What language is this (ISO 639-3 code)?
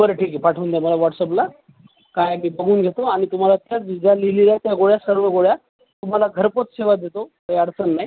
mar